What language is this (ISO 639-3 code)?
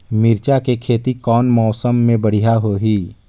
hne